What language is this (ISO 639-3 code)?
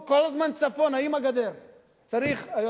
heb